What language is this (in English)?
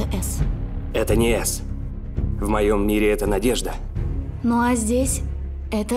Russian